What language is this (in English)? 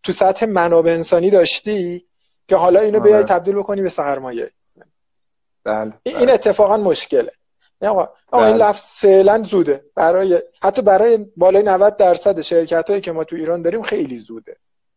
Persian